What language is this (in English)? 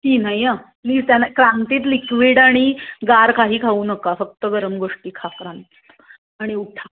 Marathi